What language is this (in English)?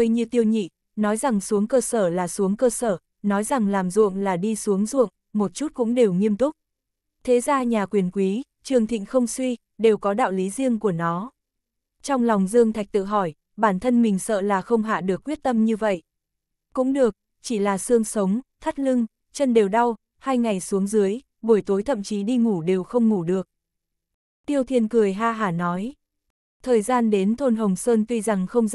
Vietnamese